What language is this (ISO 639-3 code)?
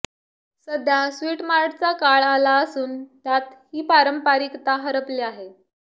mar